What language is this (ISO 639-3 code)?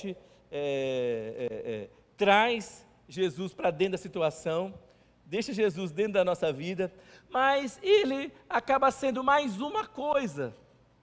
por